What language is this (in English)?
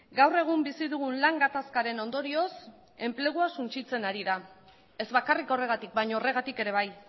Basque